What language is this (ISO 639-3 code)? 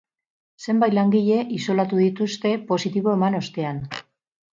eus